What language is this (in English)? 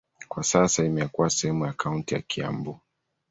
Swahili